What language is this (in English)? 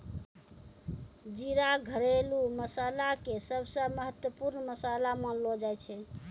Maithili